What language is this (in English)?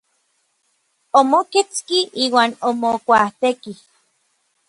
Orizaba Nahuatl